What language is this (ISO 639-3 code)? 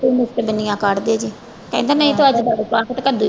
pan